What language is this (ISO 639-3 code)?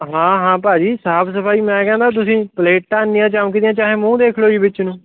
pan